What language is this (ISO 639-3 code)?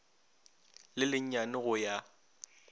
nso